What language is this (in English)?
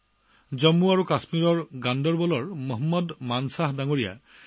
Assamese